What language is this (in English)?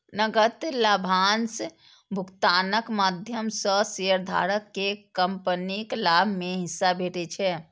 Maithili